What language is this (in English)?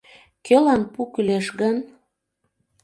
Mari